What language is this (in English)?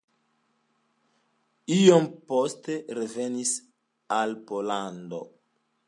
Esperanto